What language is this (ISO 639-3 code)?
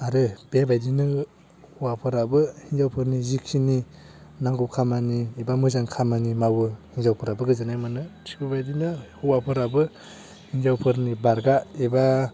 brx